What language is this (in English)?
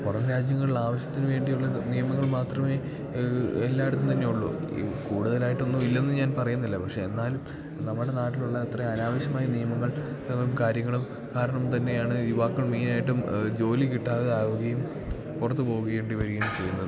Malayalam